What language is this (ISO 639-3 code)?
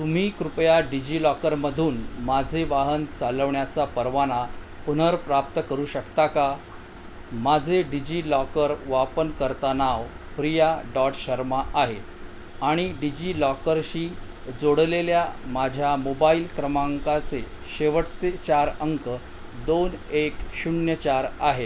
mar